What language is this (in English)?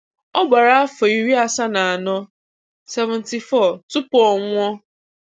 Igbo